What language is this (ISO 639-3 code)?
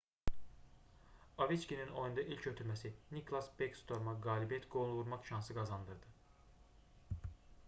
aze